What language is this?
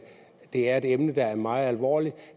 Danish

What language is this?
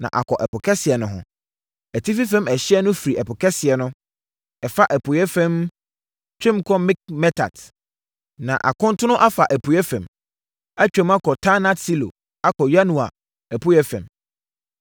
Akan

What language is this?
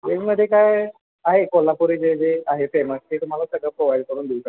Marathi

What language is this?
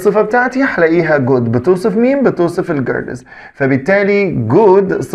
Arabic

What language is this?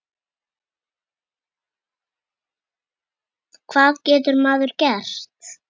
Icelandic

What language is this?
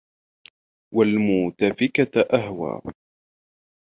Arabic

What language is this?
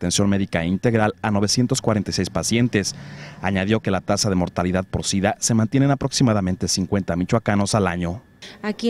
Spanish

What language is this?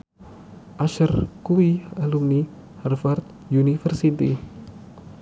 Javanese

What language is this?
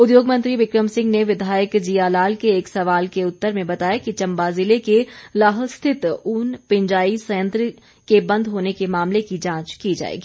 Hindi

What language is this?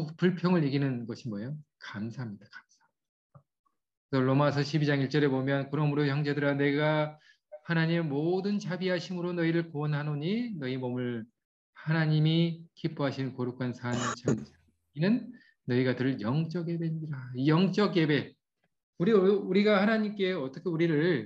Korean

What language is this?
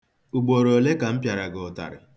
Igbo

